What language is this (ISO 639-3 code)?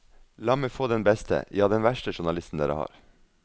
nor